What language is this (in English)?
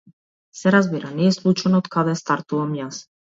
Macedonian